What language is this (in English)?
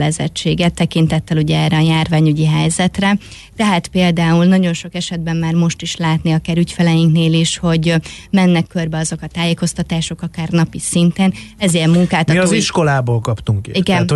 Hungarian